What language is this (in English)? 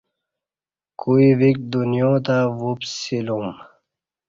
Kati